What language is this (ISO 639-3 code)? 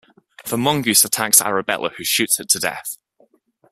eng